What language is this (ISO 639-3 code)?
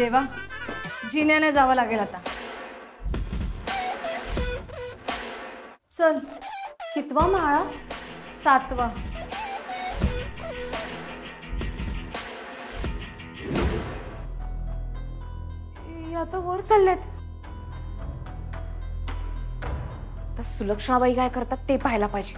mar